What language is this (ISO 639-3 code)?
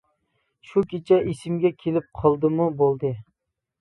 uig